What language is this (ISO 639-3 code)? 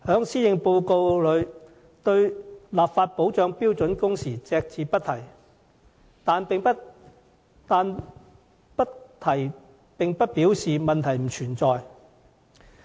yue